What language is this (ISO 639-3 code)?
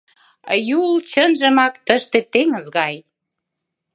chm